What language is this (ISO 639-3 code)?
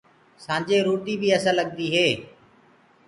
ggg